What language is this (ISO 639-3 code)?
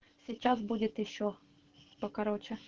rus